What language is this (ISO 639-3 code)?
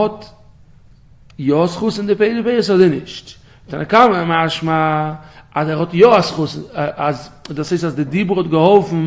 nld